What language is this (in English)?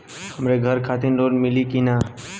Bhojpuri